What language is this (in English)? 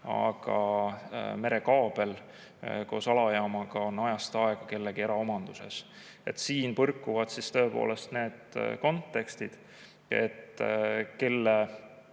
Estonian